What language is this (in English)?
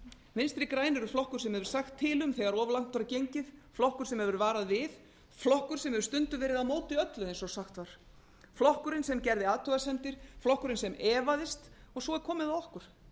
Icelandic